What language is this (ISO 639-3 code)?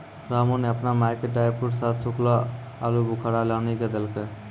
mai